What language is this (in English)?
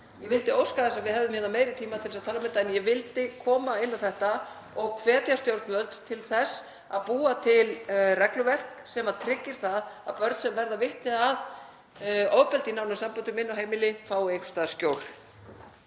Icelandic